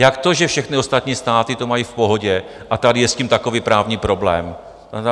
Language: Czech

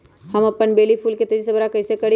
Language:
Magahi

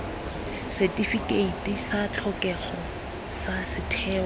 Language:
Tswana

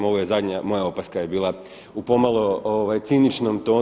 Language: Croatian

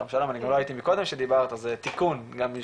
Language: Hebrew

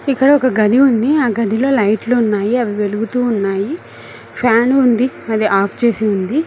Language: Telugu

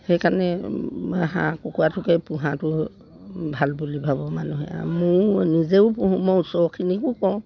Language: Assamese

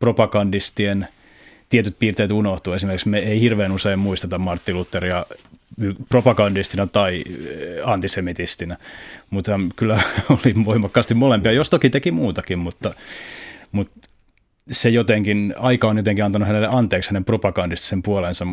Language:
Finnish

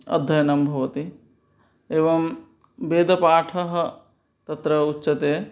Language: Sanskrit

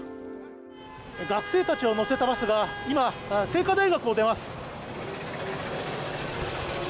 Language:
Japanese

